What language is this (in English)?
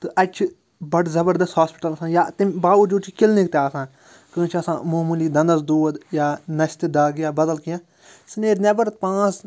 Kashmiri